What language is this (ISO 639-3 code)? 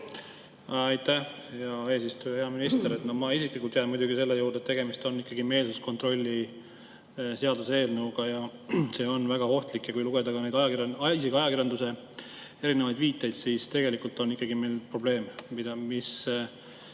est